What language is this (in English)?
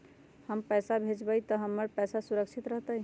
Magahi